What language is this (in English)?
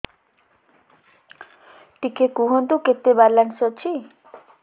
Odia